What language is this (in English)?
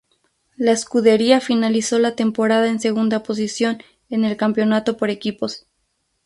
Spanish